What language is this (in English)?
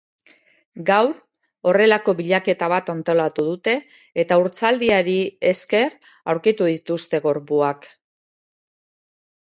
Basque